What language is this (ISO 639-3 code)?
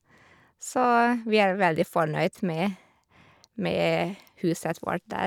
nor